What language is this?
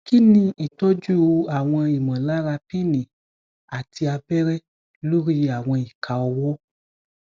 Yoruba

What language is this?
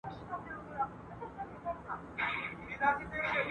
Pashto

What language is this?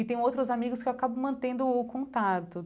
Portuguese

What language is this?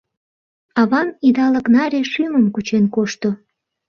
Mari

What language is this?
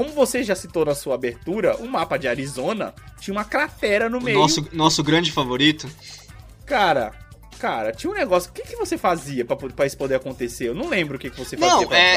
Portuguese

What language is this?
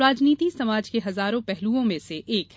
Hindi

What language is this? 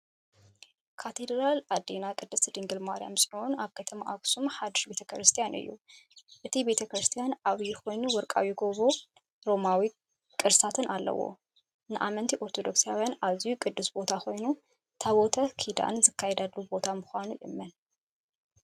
Tigrinya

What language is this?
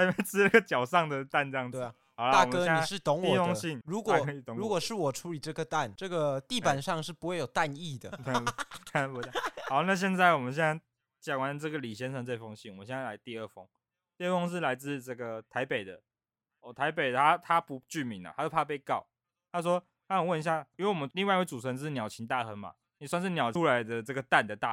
Chinese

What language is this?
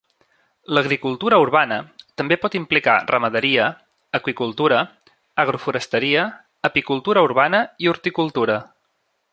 Catalan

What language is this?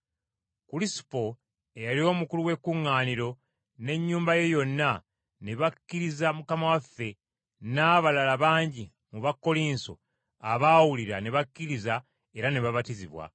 Ganda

